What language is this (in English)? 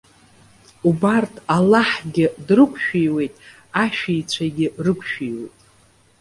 Abkhazian